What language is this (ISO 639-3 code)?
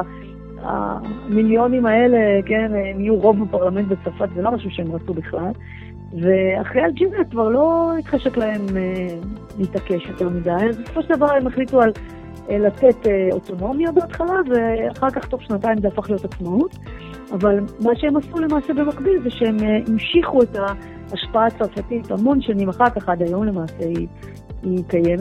heb